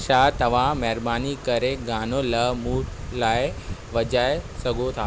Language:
Sindhi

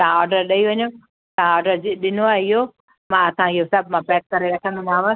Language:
Sindhi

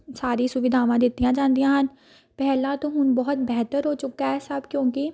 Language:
Punjabi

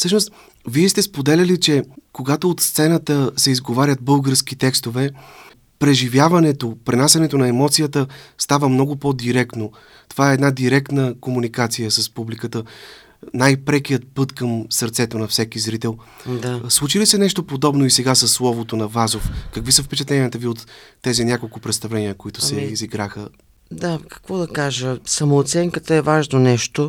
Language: Bulgarian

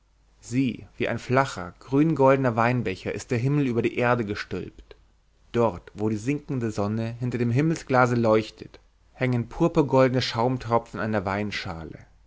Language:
German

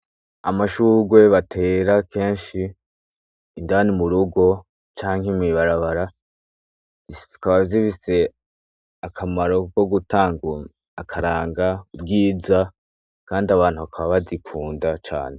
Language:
Rundi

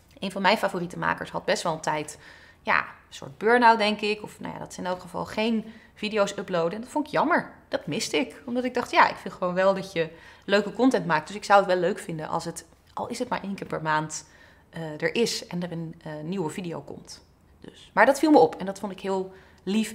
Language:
Dutch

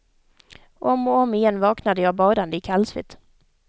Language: Swedish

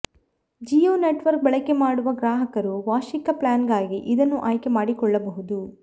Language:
Kannada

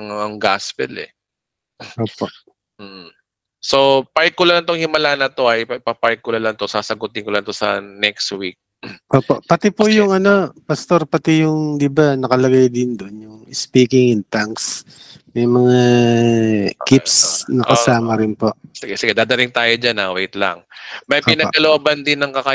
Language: Filipino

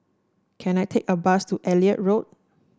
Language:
English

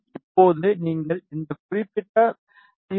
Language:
Tamil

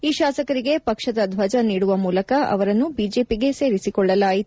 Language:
Kannada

